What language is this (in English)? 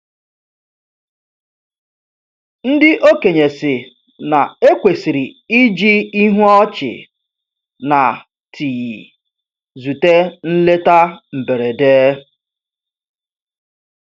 Igbo